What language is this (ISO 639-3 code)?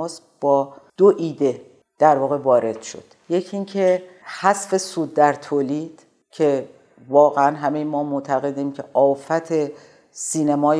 fas